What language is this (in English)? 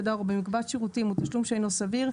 Hebrew